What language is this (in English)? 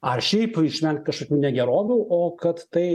Lithuanian